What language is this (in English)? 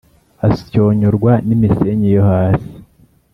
Kinyarwanda